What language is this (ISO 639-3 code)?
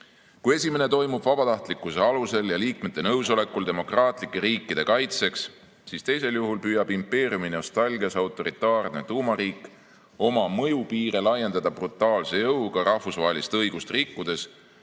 est